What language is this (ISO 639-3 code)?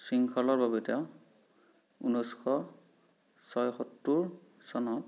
asm